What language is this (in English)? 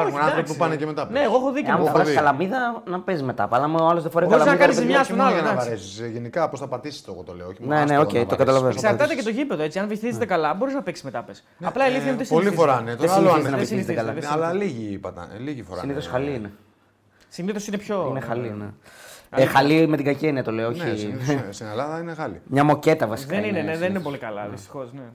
Greek